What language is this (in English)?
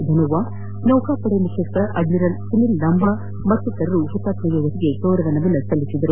Kannada